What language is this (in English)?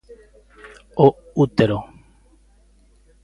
Galician